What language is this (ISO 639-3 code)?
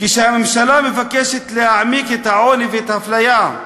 heb